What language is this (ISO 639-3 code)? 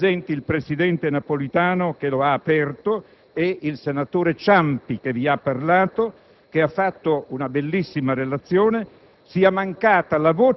ita